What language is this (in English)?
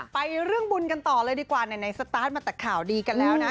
Thai